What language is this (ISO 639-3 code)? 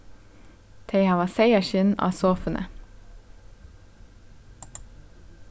fao